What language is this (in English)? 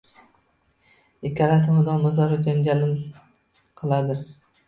Uzbek